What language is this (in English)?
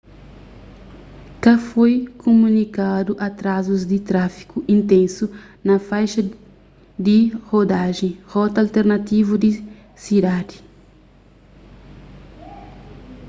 Kabuverdianu